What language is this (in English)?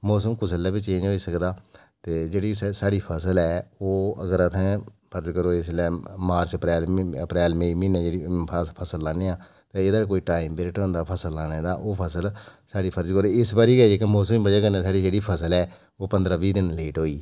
Dogri